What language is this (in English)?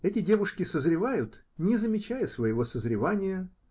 Russian